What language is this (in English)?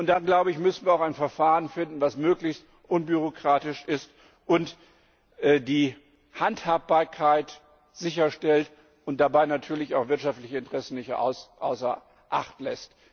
German